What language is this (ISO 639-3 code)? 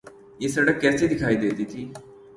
urd